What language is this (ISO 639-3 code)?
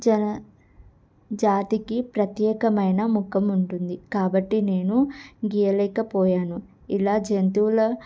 tel